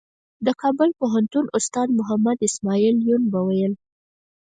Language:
Pashto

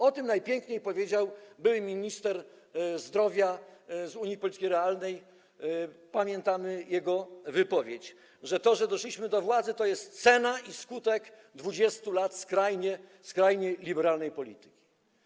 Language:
Polish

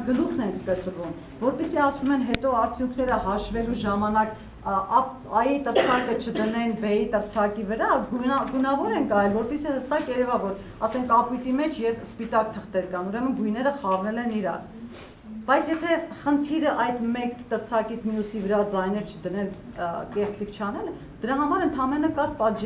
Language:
Turkish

